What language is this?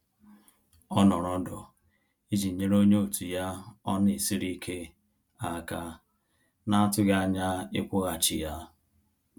Igbo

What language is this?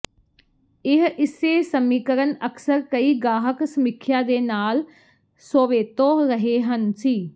Punjabi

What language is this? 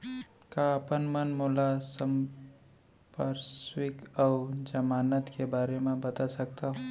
Chhattisgarhi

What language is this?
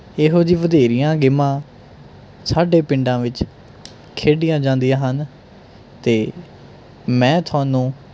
Punjabi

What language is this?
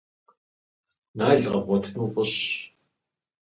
Kabardian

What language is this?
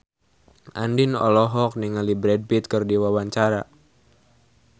Sundanese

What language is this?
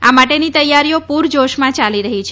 Gujarati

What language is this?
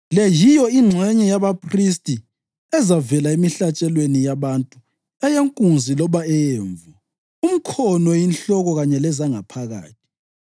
North Ndebele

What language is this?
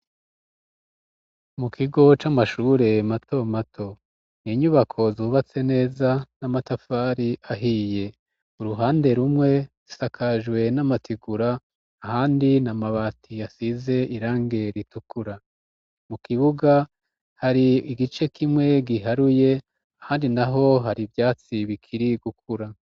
Rundi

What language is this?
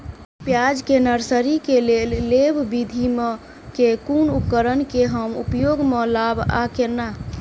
Maithili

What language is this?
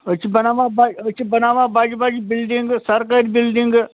Kashmiri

